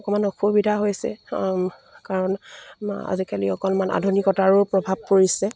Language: Assamese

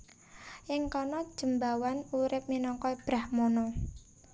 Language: Javanese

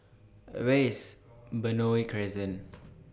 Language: English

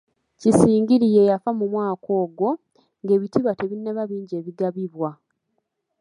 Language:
Ganda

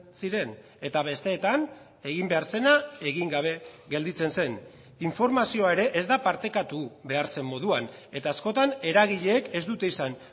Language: Basque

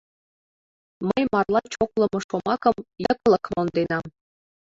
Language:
Mari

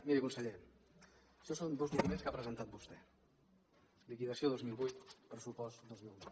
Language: Catalan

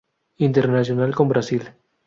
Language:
Spanish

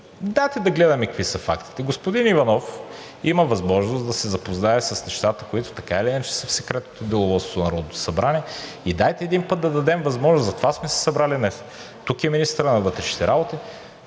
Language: Bulgarian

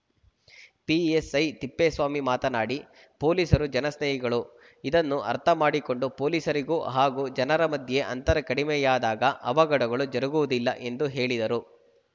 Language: Kannada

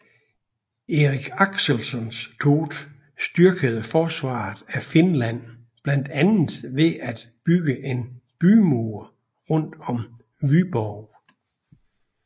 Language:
Danish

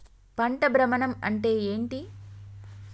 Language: Telugu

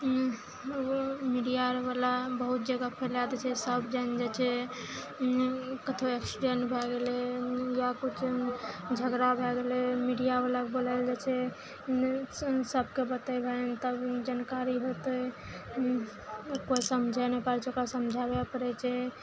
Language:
Maithili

